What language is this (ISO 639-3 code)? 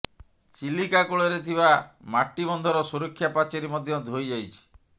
ori